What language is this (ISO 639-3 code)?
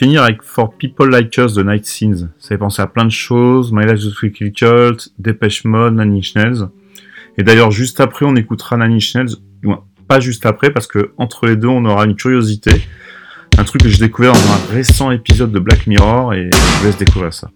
fra